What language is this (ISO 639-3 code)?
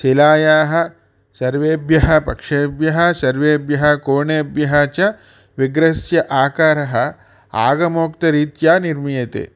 san